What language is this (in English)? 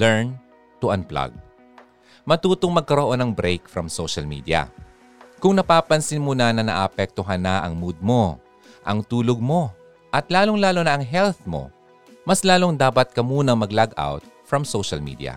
Filipino